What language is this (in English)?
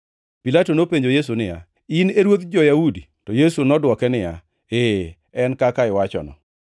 Luo (Kenya and Tanzania)